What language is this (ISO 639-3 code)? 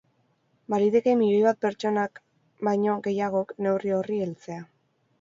eus